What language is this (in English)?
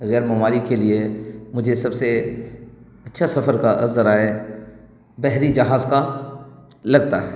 Urdu